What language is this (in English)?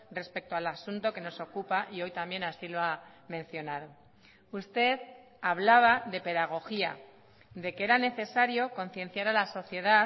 Spanish